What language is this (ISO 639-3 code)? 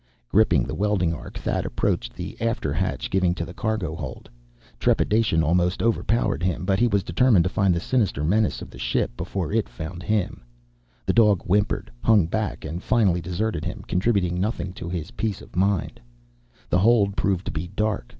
eng